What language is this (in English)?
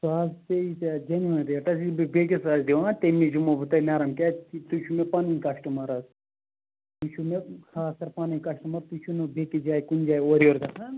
Kashmiri